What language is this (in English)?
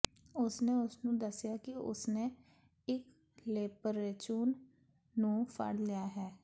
Punjabi